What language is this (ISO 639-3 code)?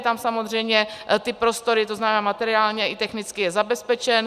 ces